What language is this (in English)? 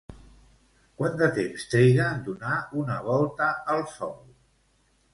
Catalan